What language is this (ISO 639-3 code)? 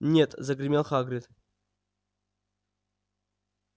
rus